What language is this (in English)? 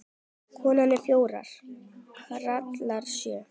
Icelandic